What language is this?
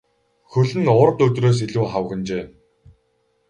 Mongolian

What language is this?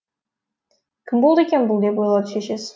Kazakh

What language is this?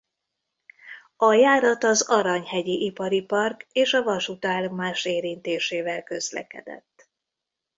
Hungarian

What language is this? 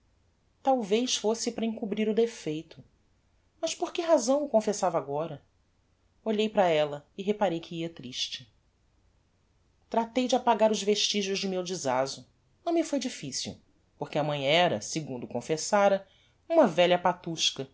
Portuguese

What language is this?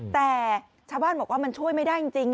Thai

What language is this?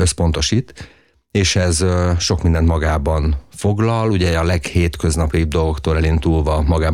Hungarian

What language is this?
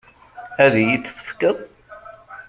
Kabyle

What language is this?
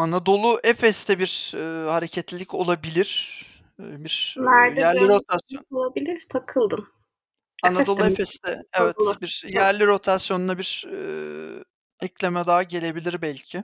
Turkish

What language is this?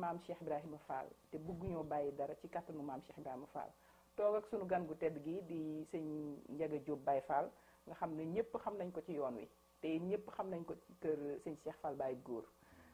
French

